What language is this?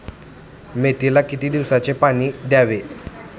Marathi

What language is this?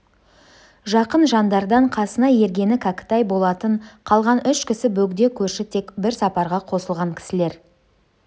Kazakh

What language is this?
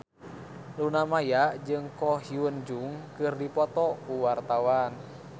Sundanese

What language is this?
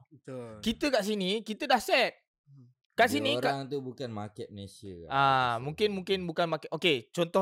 Malay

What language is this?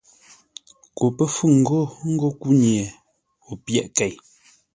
Ngombale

